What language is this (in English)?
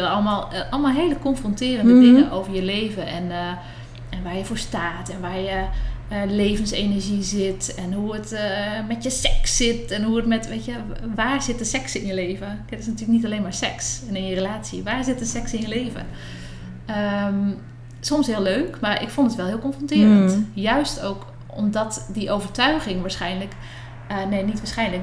Dutch